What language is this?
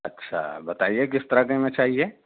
Urdu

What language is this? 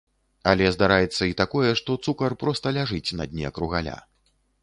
Belarusian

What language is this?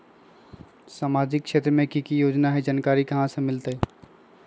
Magahi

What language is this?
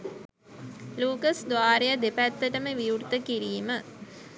Sinhala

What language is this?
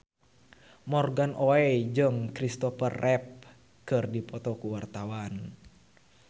Sundanese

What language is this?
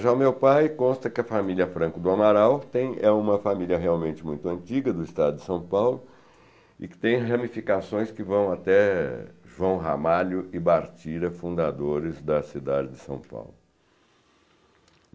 Portuguese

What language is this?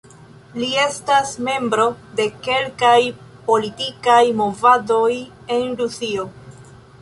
Esperanto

